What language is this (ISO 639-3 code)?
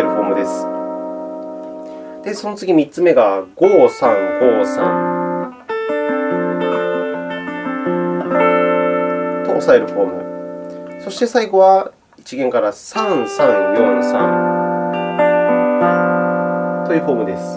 jpn